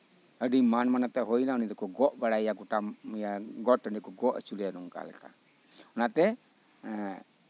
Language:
Santali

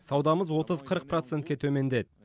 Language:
Kazakh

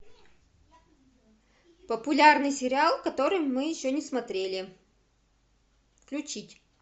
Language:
Russian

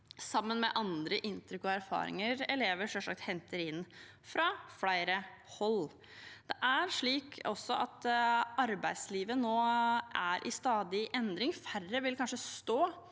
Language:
Norwegian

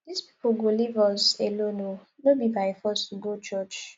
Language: Nigerian Pidgin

